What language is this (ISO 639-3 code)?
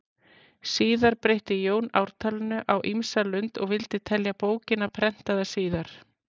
isl